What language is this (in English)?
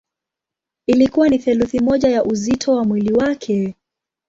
Swahili